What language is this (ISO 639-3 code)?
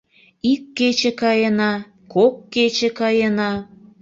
chm